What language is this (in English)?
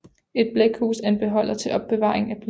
Danish